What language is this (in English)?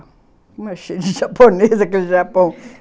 Portuguese